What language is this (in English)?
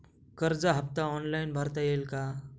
Marathi